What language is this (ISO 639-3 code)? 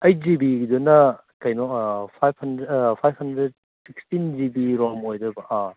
mni